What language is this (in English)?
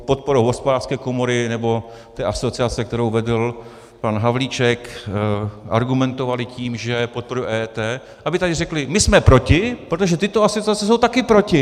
Czech